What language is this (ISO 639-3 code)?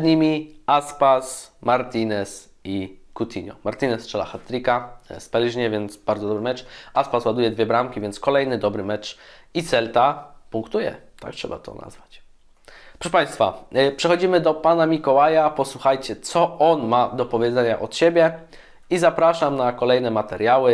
pol